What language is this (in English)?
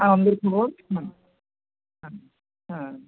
Bangla